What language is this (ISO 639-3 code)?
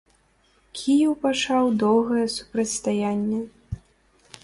bel